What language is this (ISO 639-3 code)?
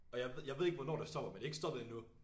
dan